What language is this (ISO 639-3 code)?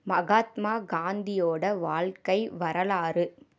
tam